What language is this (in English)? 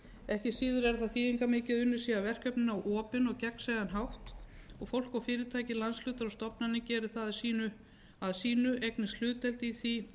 Icelandic